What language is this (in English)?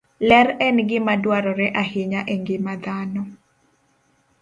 Luo (Kenya and Tanzania)